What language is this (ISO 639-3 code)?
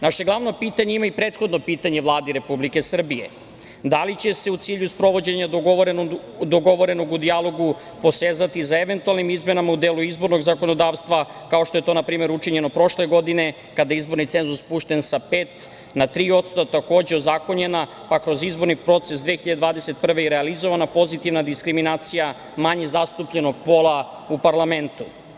srp